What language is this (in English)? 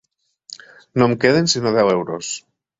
Catalan